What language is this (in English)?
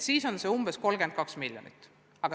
Estonian